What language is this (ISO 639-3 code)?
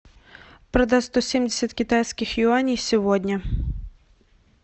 rus